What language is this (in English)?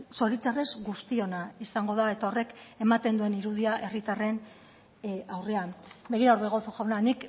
Basque